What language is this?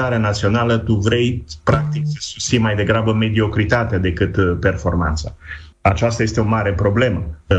Romanian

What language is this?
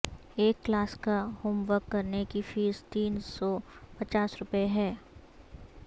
Urdu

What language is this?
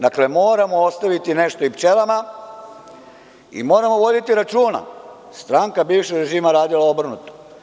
Serbian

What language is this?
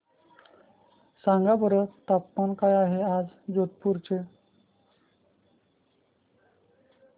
Marathi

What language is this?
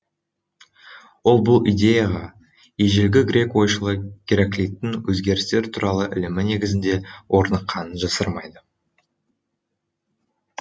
Kazakh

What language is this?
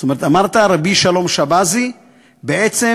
Hebrew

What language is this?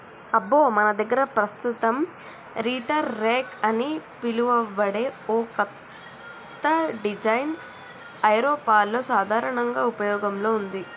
Telugu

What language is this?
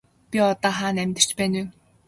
Mongolian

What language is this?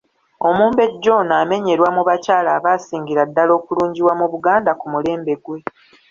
Ganda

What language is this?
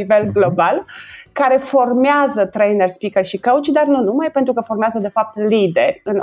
Romanian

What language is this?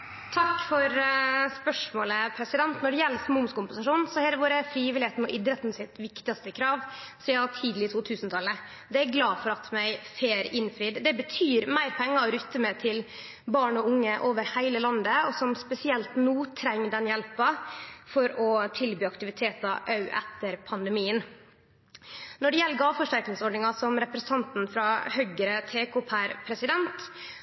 Norwegian Nynorsk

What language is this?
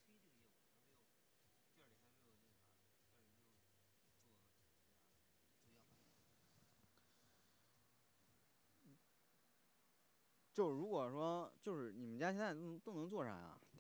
Chinese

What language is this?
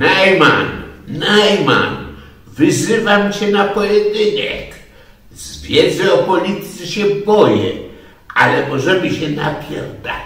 Polish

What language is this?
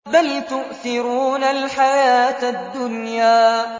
Arabic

